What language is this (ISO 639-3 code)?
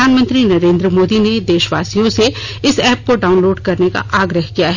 hin